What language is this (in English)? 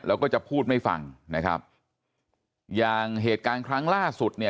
Thai